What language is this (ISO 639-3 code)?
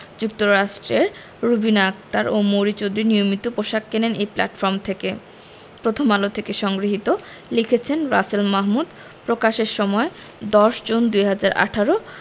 ben